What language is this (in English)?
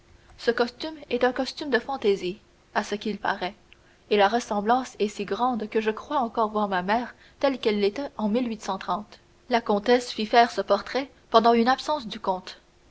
French